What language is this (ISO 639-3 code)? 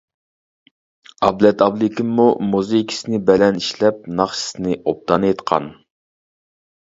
uig